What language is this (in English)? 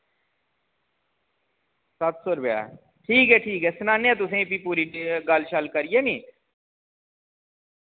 Dogri